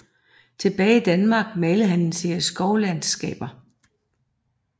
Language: Danish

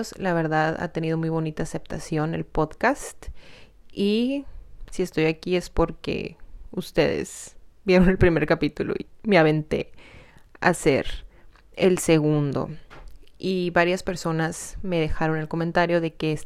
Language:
Spanish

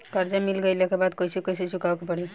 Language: Bhojpuri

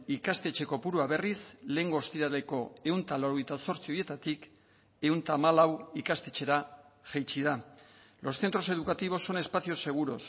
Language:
Basque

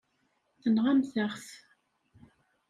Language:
Kabyle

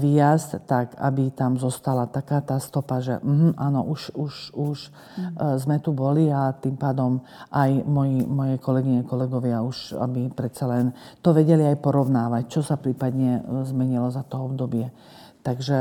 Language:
Slovak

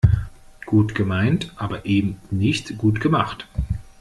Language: German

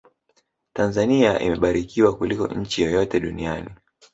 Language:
Swahili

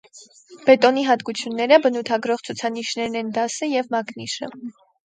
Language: Armenian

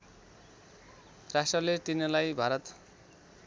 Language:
Nepali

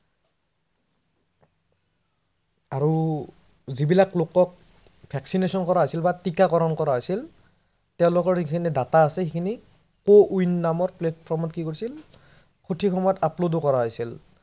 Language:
Assamese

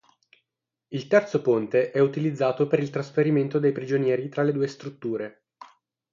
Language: Italian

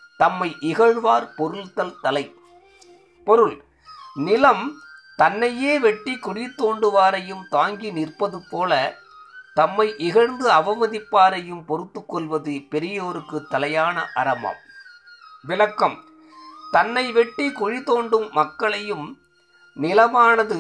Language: Tamil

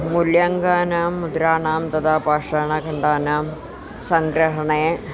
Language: Sanskrit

